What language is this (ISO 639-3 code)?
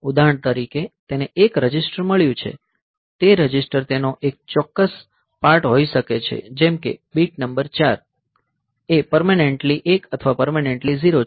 guj